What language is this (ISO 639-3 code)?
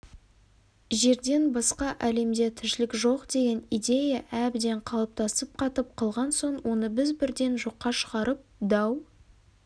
kaz